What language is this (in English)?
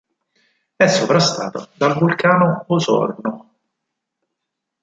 Italian